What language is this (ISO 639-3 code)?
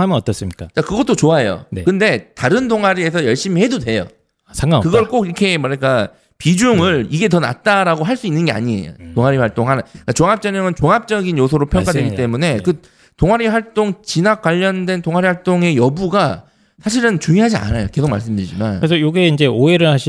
kor